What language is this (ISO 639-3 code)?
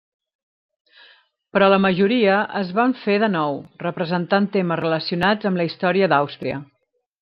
cat